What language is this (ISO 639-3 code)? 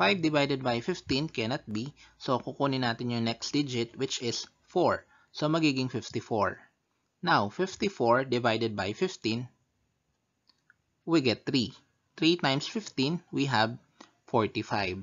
fil